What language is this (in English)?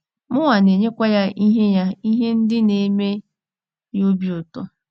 Igbo